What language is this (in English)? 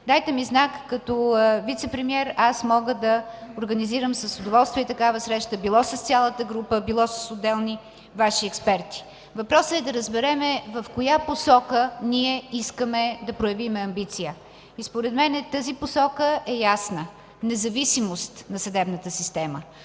Bulgarian